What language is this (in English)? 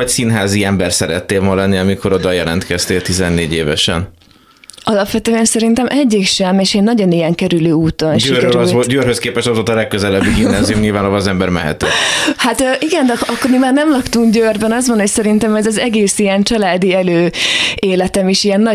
Hungarian